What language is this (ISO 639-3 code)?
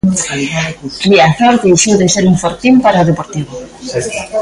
glg